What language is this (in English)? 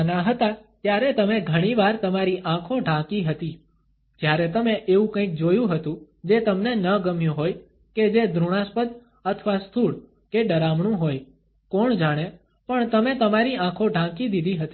Gujarati